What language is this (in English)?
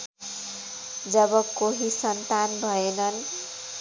Nepali